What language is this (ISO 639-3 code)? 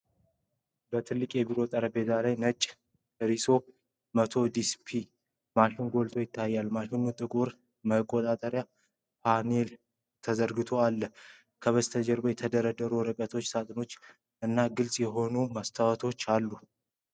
amh